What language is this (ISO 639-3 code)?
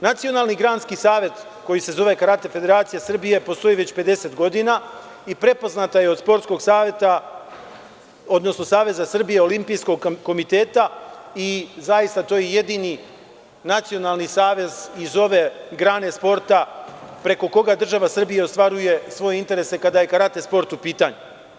srp